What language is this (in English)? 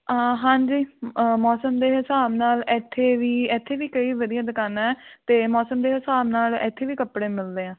Punjabi